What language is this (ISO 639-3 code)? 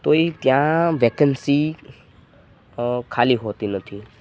guj